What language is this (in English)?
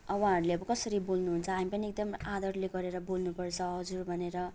Nepali